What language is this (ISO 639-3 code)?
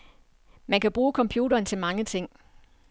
dan